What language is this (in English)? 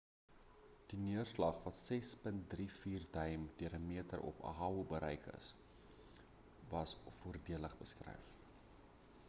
Afrikaans